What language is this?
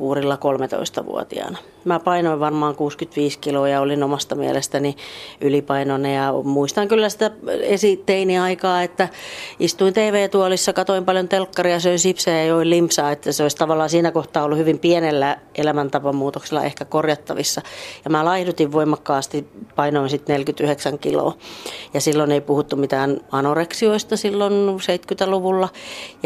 Finnish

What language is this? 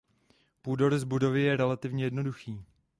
Czech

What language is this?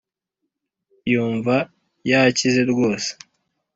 Kinyarwanda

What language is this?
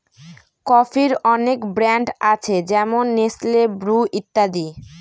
Bangla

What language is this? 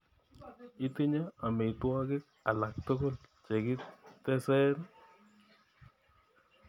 Kalenjin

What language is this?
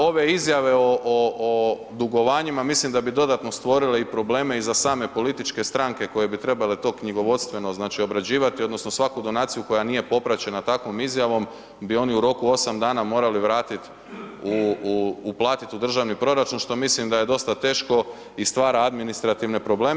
Croatian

